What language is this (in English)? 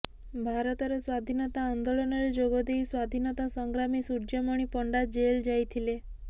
Odia